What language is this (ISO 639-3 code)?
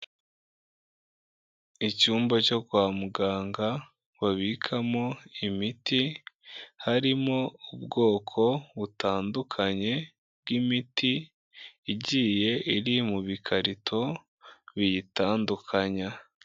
kin